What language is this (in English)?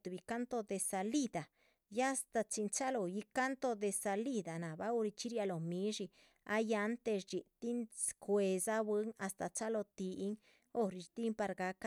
Chichicapan Zapotec